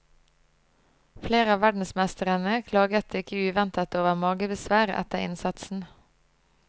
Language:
Norwegian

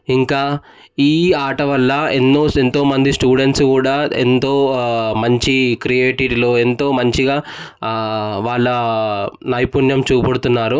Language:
Telugu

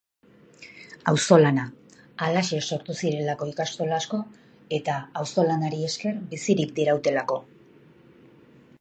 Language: Basque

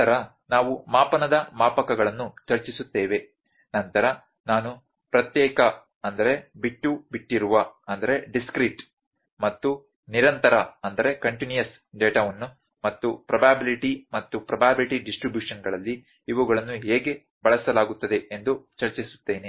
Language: Kannada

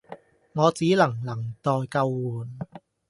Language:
Cantonese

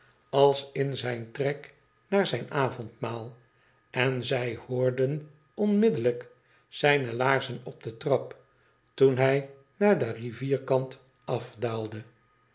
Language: Dutch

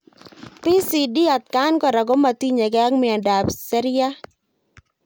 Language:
Kalenjin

